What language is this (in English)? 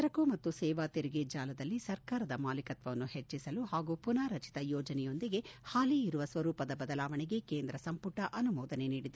Kannada